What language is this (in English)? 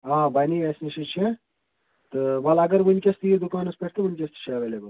Kashmiri